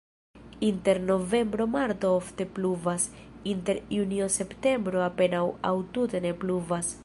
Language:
Esperanto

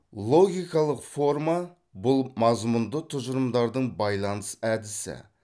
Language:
Kazakh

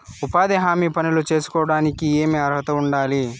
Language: Telugu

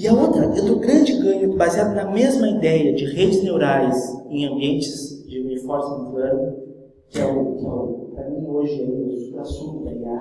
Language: Portuguese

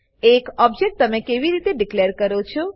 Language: Gujarati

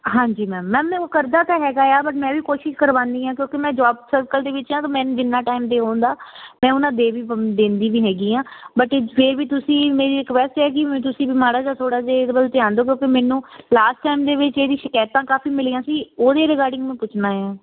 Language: Punjabi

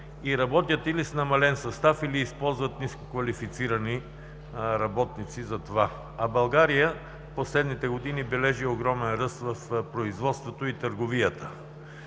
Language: Bulgarian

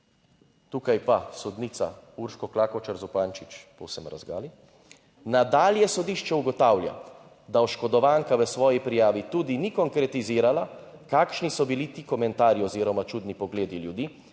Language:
Slovenian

